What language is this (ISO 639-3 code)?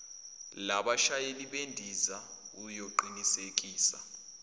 zul